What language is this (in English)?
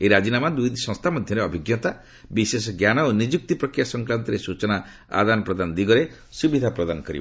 Odia